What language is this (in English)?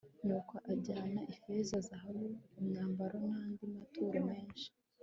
Kinyarwanda